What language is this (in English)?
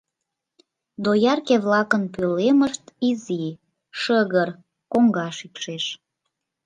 Mari